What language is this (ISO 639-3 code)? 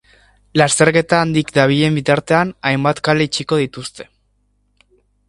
eus